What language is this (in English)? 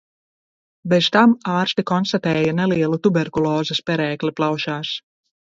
Latvian